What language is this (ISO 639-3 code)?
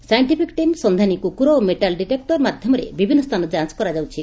ori